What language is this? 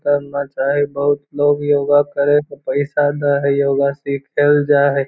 Magahi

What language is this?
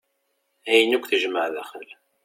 Kabyle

